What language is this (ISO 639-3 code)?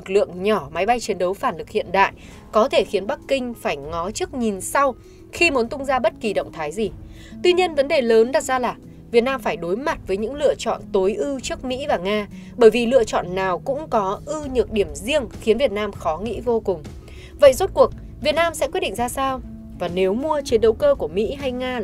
vie